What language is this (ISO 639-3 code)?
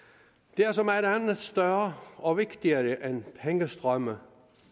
dan